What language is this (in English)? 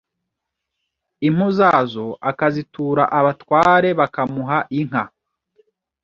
Kinyarwanda